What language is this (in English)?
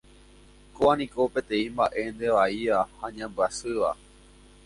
Guarani